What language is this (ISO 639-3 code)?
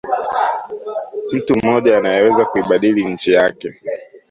swa